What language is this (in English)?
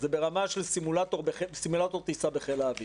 Hebrew